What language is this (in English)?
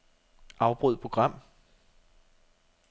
Danish